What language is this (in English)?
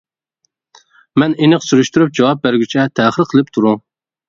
Uyghur